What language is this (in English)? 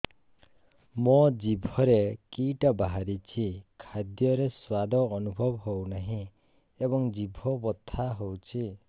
Odia